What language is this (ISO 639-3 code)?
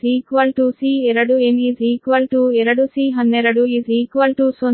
kan